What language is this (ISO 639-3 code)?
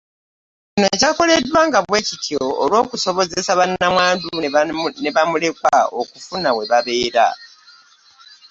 lug